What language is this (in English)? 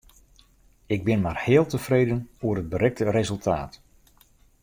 Western Frisian